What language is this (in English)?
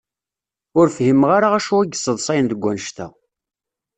Kabyle